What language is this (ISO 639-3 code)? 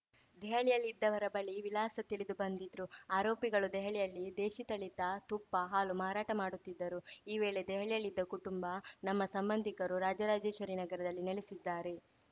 kan